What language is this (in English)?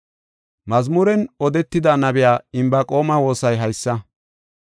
Gofa